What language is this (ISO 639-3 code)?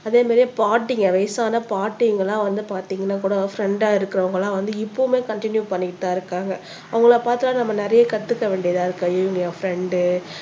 tam